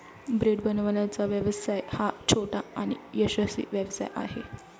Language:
Marathi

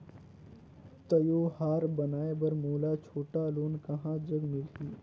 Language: Chhattisgarhi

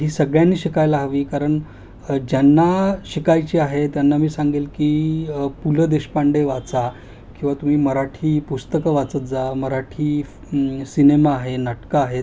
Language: Marathi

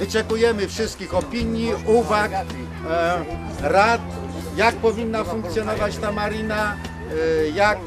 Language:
Polish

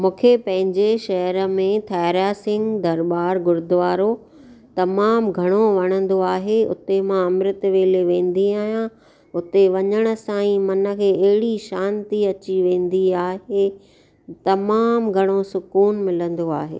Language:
Sindhi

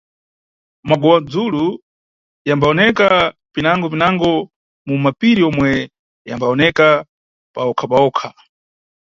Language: Nyungwe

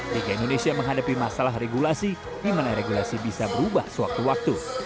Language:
Indonesian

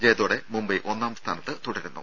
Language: Malayalam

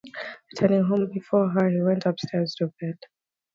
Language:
English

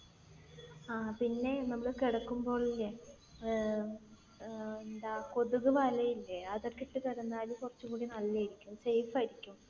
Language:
Malayalam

